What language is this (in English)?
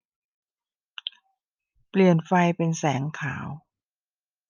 Thai